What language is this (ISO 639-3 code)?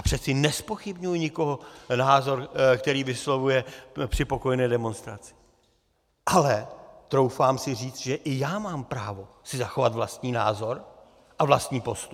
ces